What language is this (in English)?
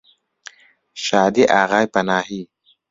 Central Kurdish